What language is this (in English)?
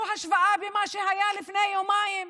Hebrew